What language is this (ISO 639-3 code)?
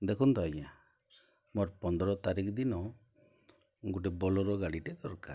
ori